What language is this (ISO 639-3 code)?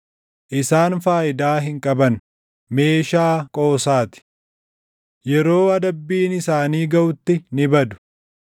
orm